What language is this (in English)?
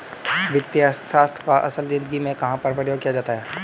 Hindi